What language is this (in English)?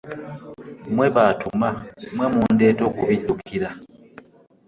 Ganda